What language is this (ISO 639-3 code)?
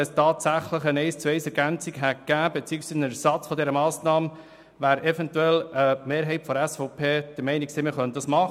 gsw